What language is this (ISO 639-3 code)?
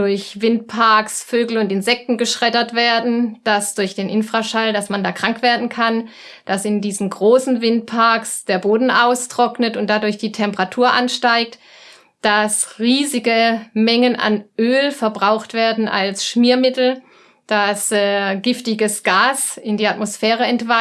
deu